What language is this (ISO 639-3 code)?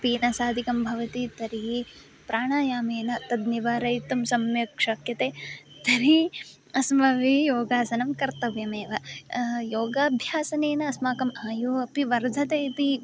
san